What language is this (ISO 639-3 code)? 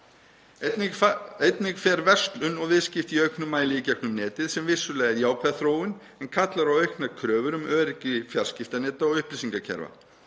isl